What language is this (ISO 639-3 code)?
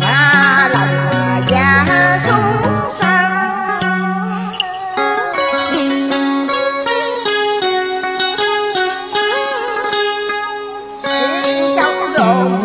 vie